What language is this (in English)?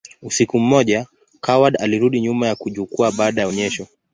Swahili